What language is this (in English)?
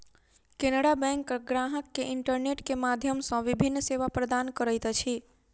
Maithili